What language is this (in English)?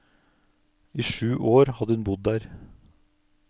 Norwegian